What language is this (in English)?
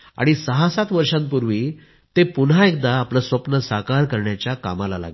Marathi